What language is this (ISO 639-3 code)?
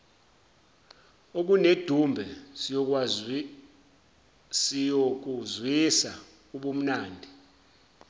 zul